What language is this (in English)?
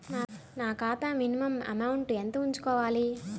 Telugu